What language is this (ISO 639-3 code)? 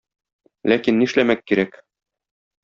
tat